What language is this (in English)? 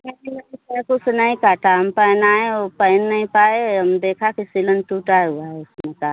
Hindi